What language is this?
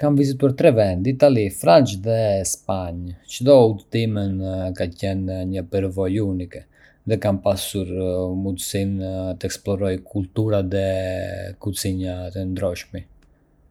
Arbëreshë Albanian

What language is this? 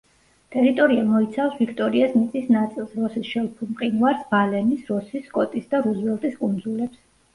Georgian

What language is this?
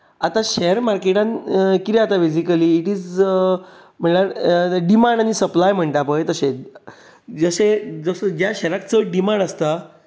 Konkani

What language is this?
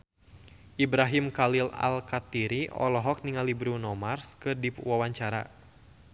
Sundanese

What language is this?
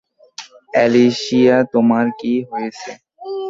Bangla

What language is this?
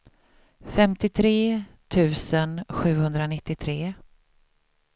Swedish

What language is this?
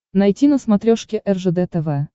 Russian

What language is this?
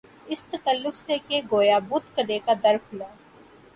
Urdu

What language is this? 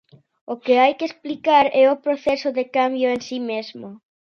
Galician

